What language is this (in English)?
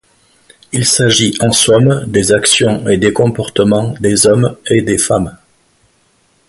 French